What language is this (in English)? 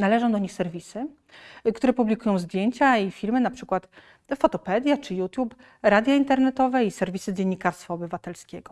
Polish